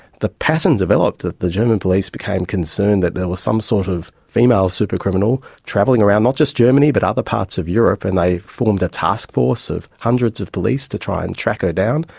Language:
English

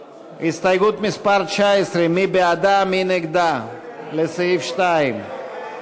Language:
Hebrew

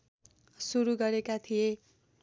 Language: Nepali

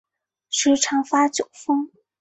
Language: Chinese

